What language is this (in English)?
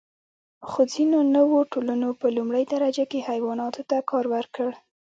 Pashto